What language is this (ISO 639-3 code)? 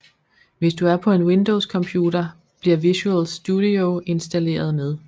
dan